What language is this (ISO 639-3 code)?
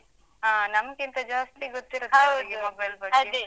kan